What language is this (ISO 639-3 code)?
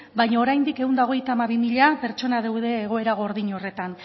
eus